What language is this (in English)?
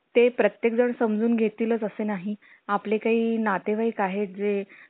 Marathi